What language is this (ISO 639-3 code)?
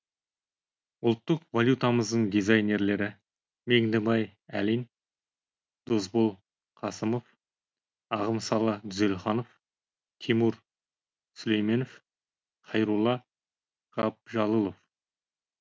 kaz